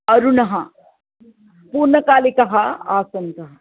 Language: Sanskrit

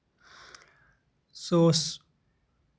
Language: Kashmiri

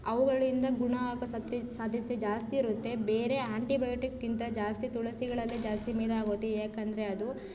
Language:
Kannada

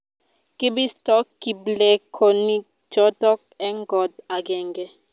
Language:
Kalenjin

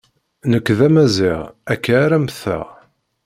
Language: Kabyle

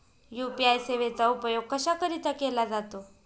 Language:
Marathi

